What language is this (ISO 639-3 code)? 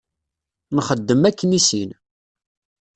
kab